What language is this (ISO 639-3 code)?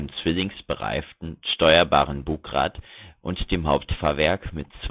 deu